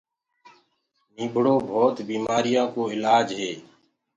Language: Gurgula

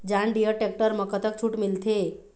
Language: Chhattisgarhi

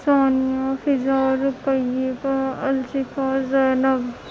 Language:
Urdu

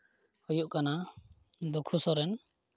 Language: Santali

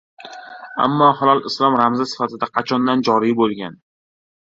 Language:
Uzbek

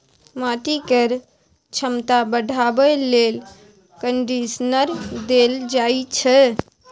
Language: Maithili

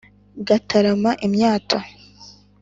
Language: Kinyarwanda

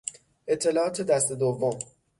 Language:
Persian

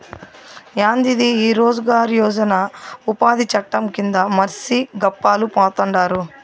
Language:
Telugu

